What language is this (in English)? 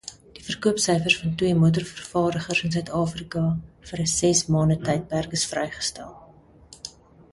Afrikaans